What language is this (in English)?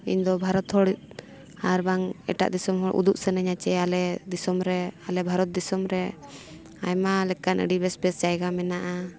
Santali